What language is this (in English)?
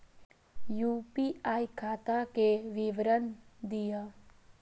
Maithili